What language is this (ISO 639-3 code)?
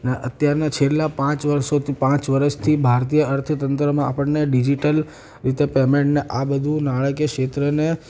guj